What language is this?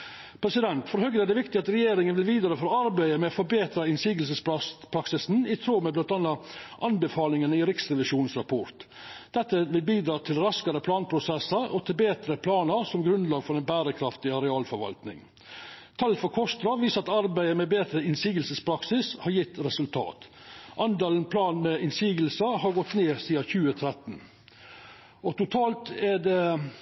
Norwegian Nynorsk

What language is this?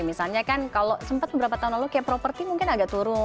Indonesian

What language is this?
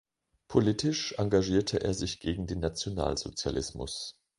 German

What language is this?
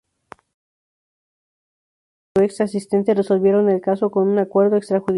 Spanish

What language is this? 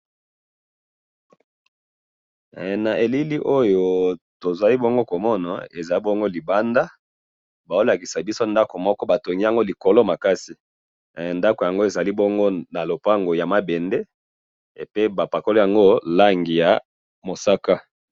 Lingala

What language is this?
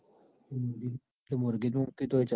Gujarati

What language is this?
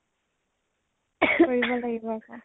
Assamese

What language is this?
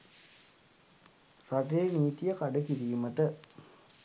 Sinhala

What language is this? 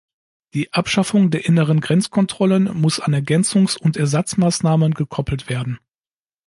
German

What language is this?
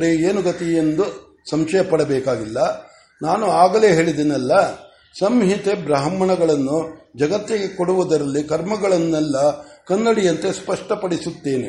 Kannada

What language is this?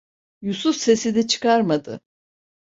Turkish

